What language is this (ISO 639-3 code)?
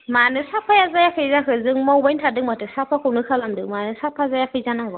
brx